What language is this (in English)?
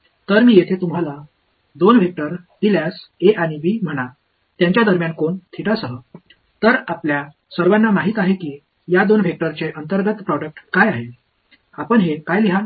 Marathi